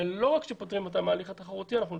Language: Hebrew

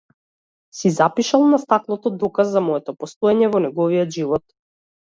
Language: Macedonian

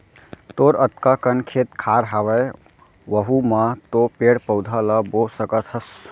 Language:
Chhattisgarhi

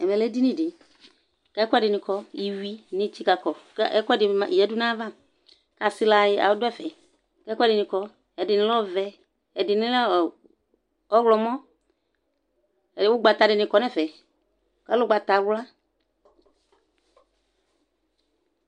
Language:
Ikposo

